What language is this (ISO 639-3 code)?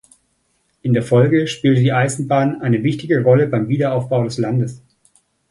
deu